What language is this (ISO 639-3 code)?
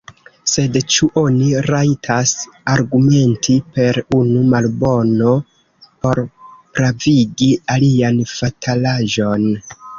epo